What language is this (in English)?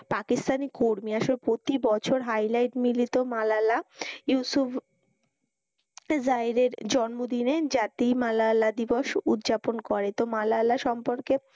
Bangla